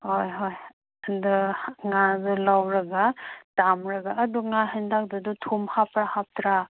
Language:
Manipuri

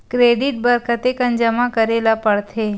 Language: Chhattisgarhi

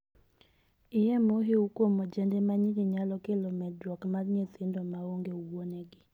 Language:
Luo (Kenya and Tanzania)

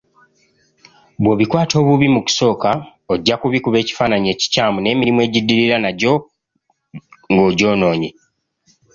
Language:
Ganda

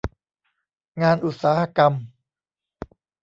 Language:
Thai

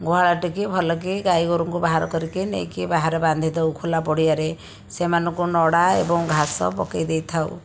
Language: Odia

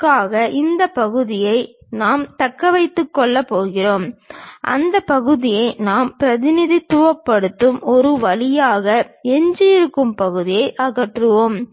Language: Tamil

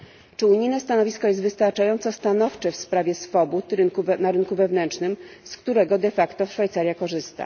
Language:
Polish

